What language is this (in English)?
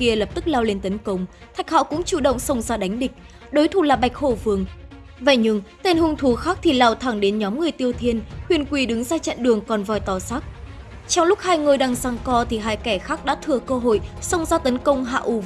Vietnamese